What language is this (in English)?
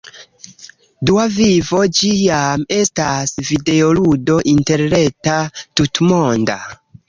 Esperanto